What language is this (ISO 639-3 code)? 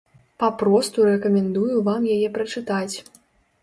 bel